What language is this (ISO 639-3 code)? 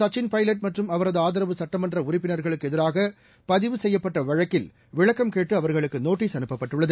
tam